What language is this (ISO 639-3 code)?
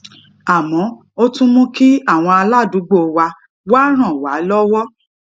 yor